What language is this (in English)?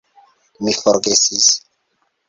Esperanto